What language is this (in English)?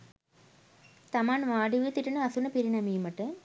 Sinhala